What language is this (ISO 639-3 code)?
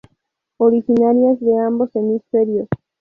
spa